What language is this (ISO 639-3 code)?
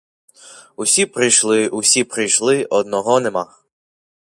ukr